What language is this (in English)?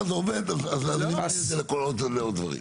Hebrew